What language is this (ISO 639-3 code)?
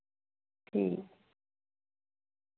doi